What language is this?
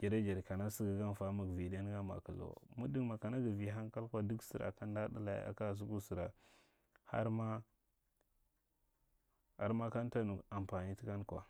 Marghi Central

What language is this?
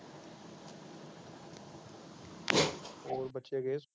Punjabi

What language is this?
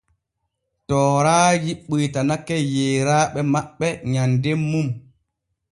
Borgu Fulfulde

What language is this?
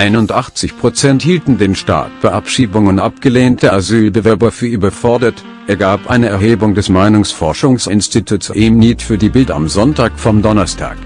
German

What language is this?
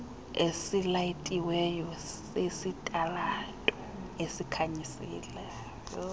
Xhosa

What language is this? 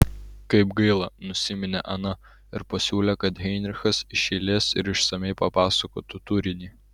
Lithuanian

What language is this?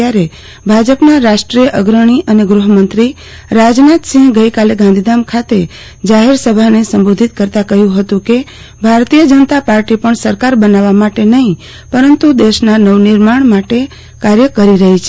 Gujarati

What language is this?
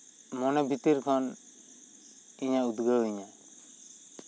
Santali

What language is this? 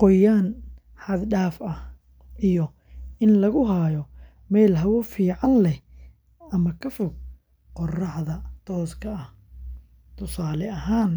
Somali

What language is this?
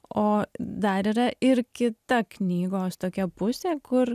Lithuanian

